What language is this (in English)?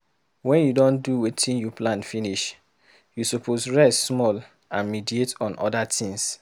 Nigerian Pidgin